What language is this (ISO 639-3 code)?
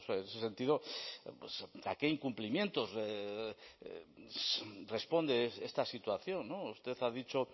spa